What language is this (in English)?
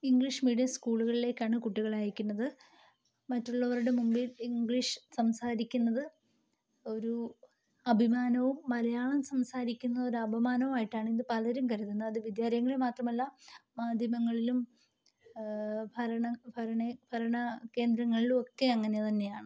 Malayalam